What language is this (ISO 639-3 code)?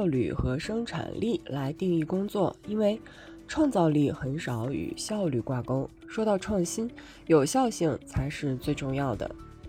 zho